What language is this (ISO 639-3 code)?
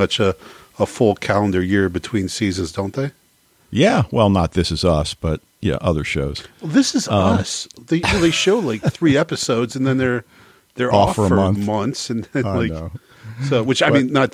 eng